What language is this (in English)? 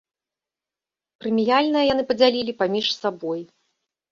Belarusian